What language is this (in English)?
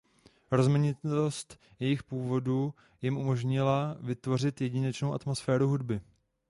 Czech